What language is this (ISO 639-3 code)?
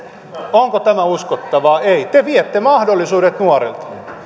fin